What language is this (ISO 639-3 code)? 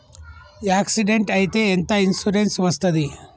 tel